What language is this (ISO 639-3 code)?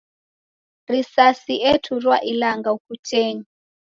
dav